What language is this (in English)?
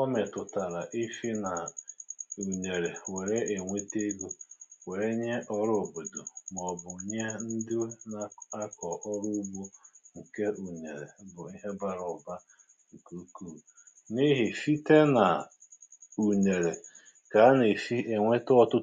Igbo